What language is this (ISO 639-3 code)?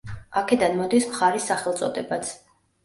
kat